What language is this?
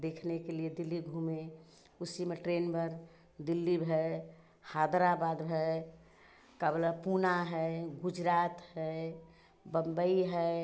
Hindi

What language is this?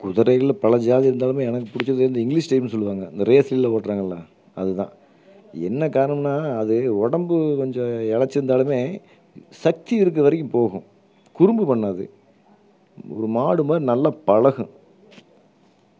Tamil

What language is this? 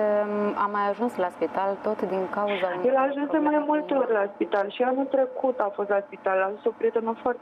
Romanian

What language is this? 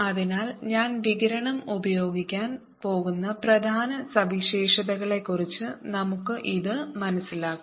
Malayalam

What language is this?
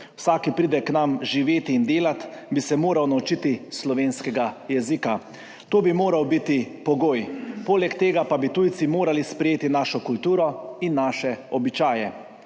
Slovenian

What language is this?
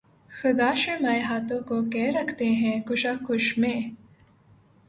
Urdu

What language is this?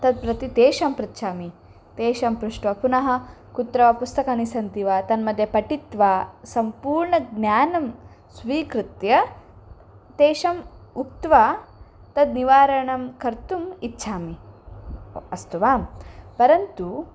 Sanskrit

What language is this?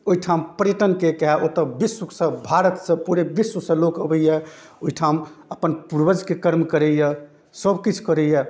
Maithili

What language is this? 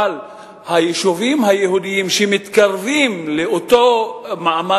Hebrew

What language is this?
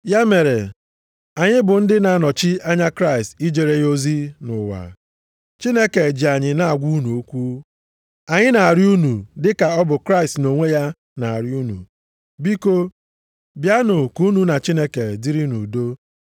Igbo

